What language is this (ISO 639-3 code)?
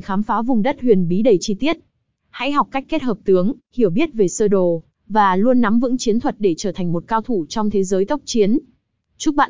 vie